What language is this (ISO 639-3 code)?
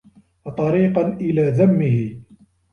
ara